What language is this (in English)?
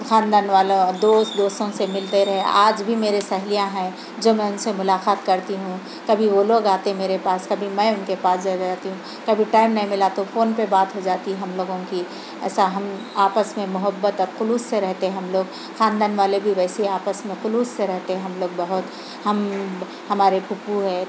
Urdu